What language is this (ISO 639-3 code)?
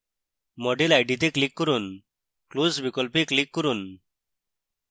ben